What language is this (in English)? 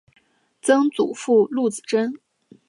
Chinese